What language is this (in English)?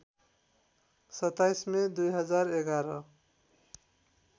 Nepali